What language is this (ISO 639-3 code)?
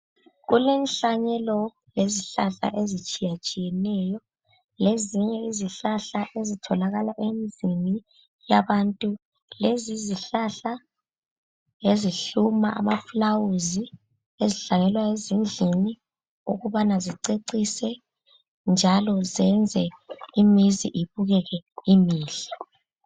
nde